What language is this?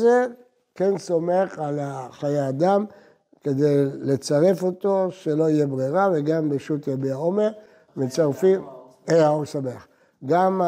Hebrew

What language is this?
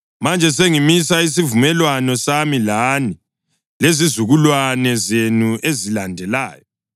North Ndebele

